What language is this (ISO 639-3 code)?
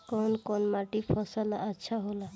bho